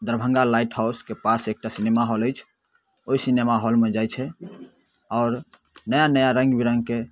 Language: Maithili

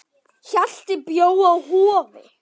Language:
Icelandic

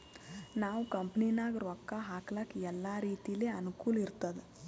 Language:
Kannada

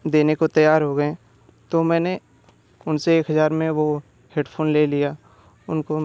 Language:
Hindi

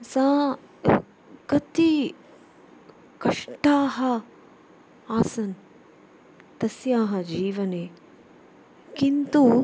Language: Sanskrit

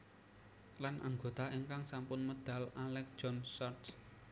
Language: Javanese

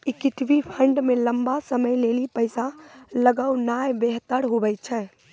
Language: Maithili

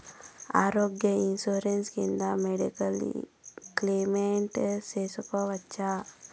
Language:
Telugu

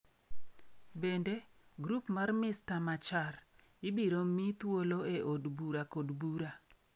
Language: Luo (Kenya and Tanzania)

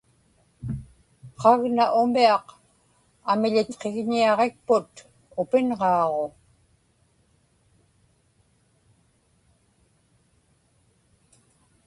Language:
Inupiaq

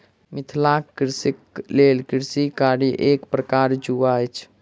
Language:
Maithili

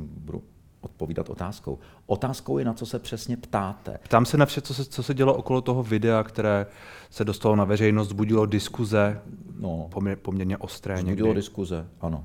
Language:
Czech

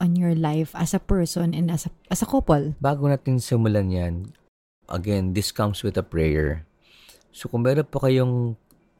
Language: Filipino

